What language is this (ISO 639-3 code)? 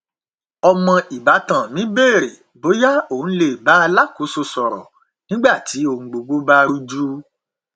yor